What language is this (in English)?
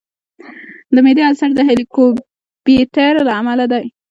Pashto